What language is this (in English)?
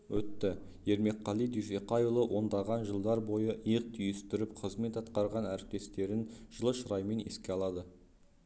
Kazakh